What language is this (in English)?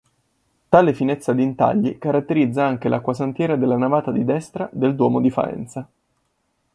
Italian